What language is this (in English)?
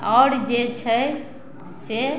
Maithili